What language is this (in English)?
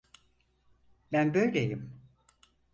Turkish